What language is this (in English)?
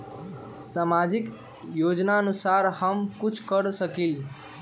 Magahi